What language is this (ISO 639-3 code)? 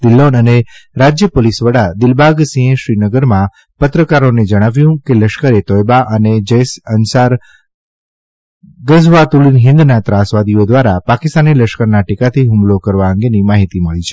guj